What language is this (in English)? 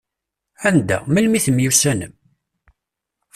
Kabyle